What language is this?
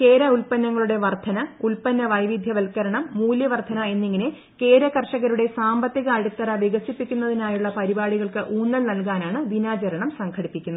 Malayalam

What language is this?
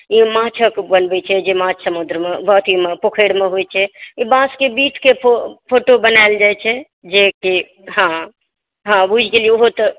Maithili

